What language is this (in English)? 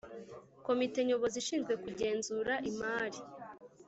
Kinyarwanda